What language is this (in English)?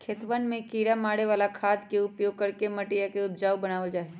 Magahi